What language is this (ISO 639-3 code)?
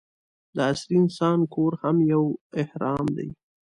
pus